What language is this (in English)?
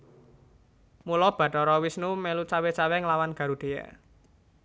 Javanese